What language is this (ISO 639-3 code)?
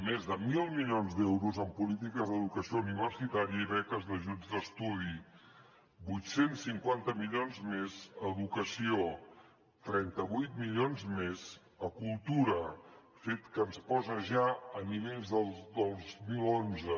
cat